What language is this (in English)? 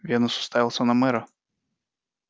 Russian